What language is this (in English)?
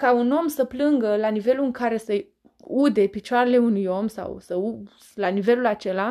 Romanian